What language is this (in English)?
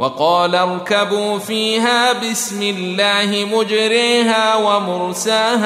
Arabic